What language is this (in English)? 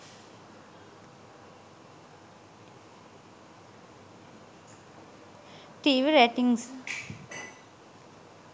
Sinhala